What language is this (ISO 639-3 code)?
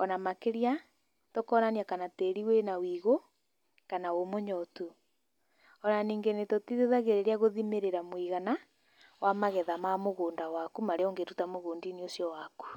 kik